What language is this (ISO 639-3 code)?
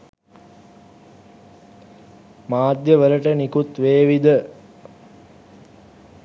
sin